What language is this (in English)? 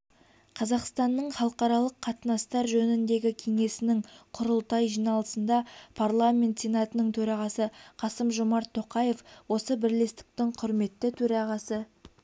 Kazakh